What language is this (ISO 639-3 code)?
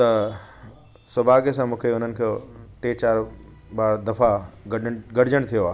snd